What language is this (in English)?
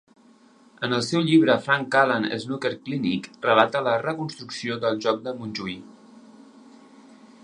Catalan